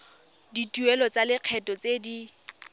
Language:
Tswana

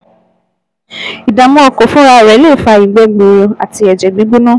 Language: Yoruba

